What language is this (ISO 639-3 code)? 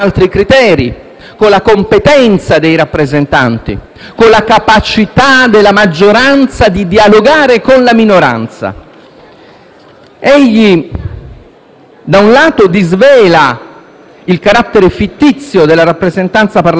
ita